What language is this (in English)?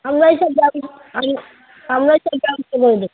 Bangla